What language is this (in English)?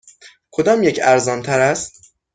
Persian